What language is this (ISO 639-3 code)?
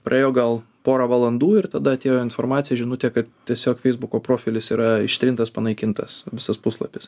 lit